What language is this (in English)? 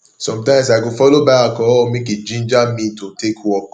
Nigerian Pidgin